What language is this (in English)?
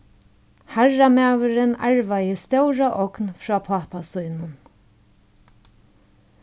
Faroese